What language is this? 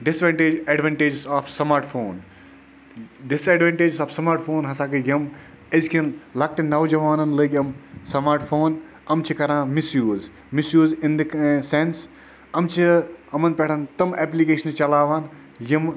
Kashmiri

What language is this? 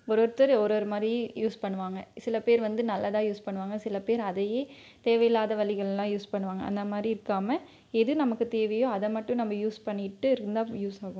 Tamil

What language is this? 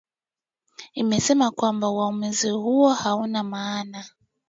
Swahili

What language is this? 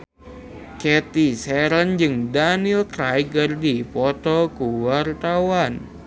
Sundanese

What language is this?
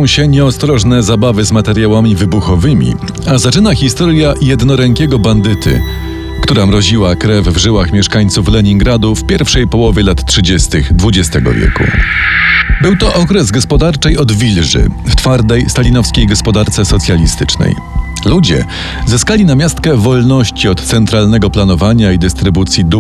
Polish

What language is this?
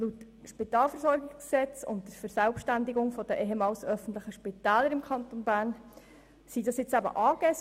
Swiss German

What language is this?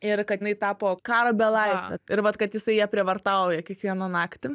Lithuanian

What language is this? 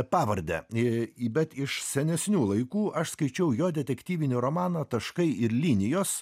Lithuanian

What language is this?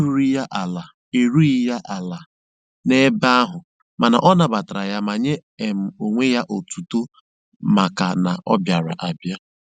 Igbo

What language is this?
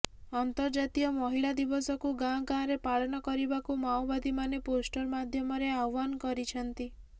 Odia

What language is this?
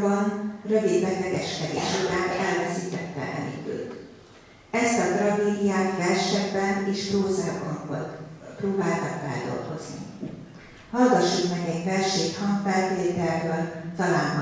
Hungarian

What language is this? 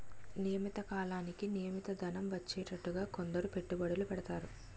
Telugu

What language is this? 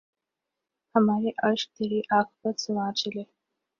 Urdu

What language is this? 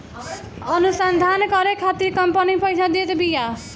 Bhojpuri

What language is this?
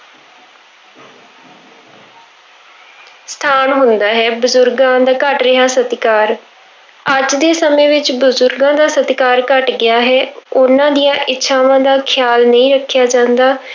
Punjabi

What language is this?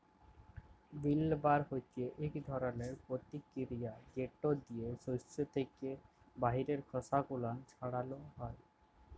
Bangla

